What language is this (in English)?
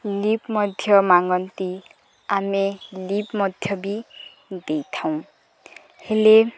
Odia